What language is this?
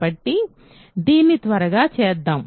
Telugu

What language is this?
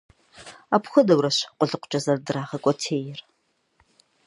Kabardian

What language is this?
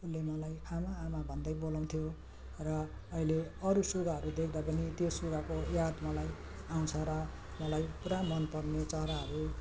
Nepali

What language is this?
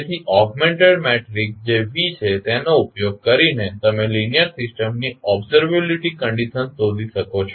Gujarati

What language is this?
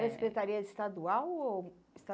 Portuguese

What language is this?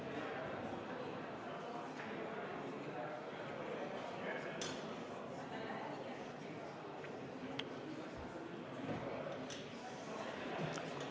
Estonian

